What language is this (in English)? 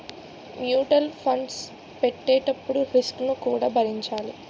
Telugu